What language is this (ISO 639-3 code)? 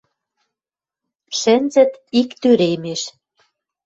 mrj